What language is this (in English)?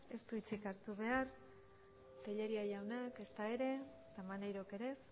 Basque